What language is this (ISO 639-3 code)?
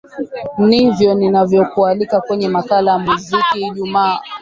swa